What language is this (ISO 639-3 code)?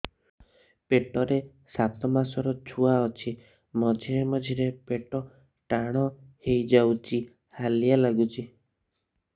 ori